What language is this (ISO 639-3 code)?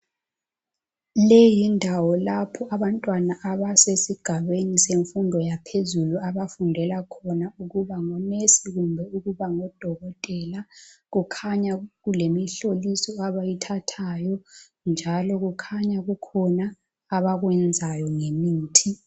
nde